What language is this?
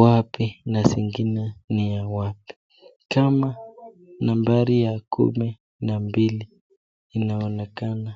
Swahili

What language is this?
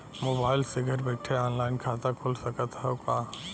Bhojpuri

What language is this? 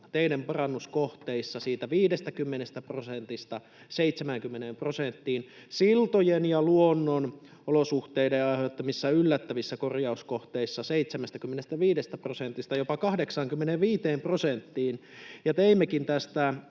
Finnish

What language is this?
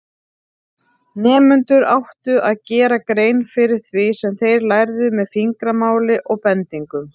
Icelandic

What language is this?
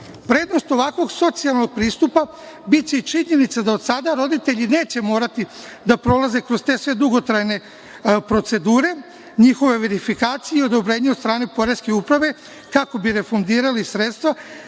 Serbian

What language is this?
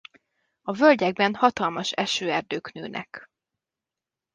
Hungarian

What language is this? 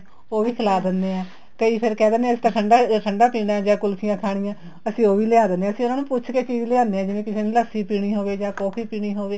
Punjabi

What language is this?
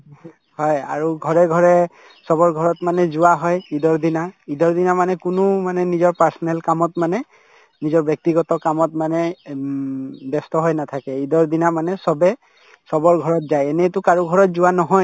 Assamese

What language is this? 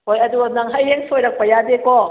Manipuri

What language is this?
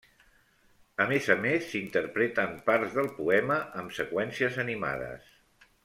Catalan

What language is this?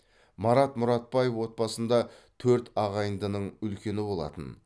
Kazakh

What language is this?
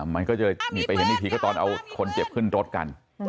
Thai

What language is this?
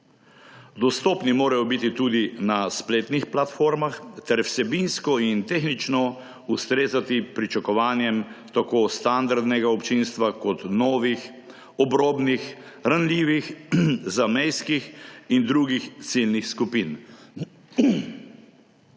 Slovenian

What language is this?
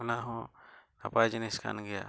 Santali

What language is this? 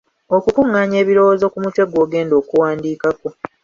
Ganda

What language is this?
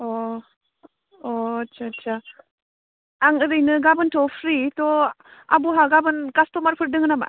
Bodo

